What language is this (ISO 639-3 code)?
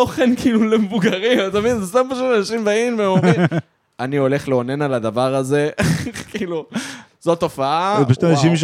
heb